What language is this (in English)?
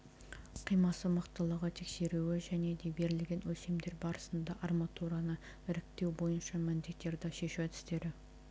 Kazakh